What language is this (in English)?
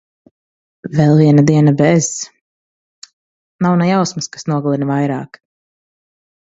Latvian